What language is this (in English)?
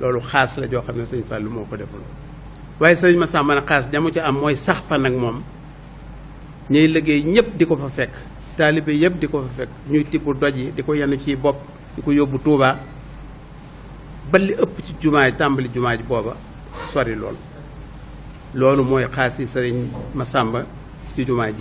French